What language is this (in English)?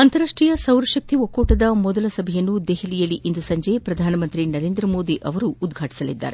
Kannada